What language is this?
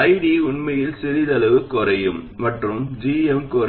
Tamil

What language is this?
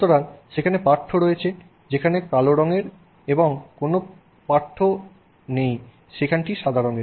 Bangla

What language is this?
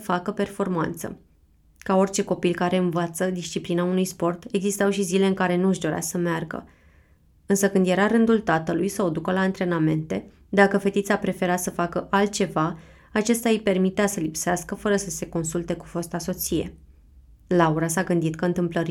Romanian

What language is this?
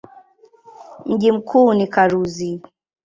Swahili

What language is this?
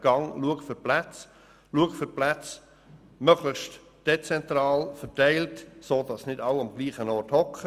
Swiss German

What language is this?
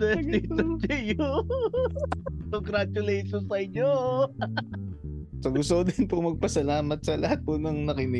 Filipino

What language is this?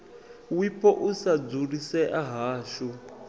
Venda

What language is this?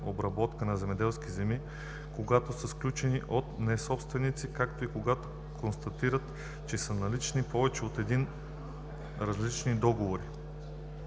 Bulgarian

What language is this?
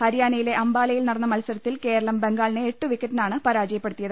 Malayalam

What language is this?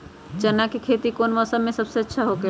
Magahi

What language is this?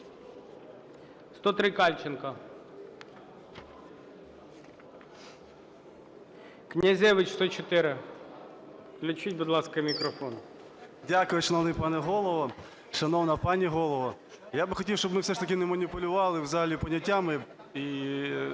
Ukrainian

